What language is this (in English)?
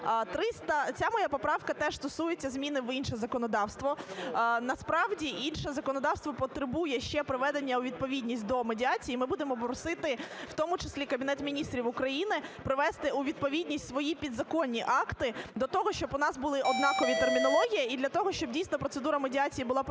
Ukrainian